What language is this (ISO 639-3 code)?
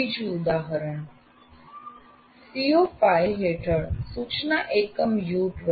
guj